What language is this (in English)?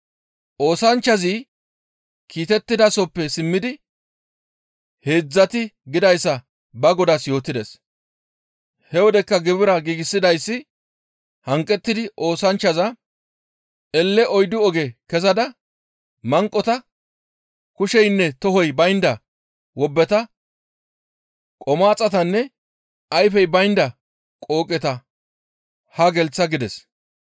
Gamo